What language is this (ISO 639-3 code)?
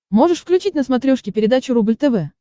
rus